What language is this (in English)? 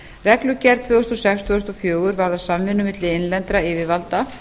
Icelandic